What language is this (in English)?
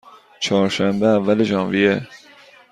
Persian